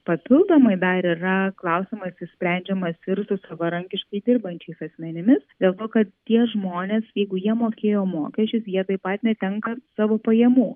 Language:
Lithuanian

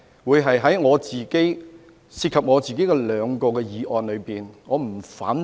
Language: Cantonese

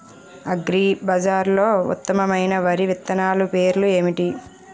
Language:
Telugu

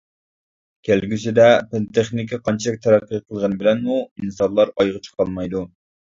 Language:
Uyghur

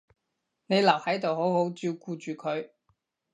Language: Cantonese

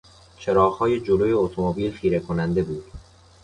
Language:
Persian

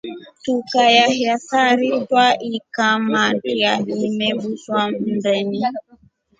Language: Rombo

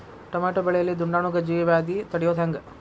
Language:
Kannada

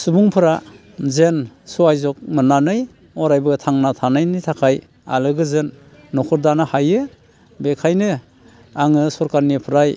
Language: Bodo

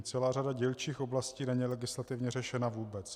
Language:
Czech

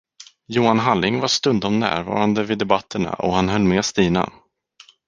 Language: Swedish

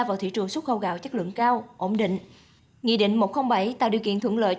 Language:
Vietnamese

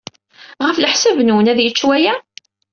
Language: Kabyle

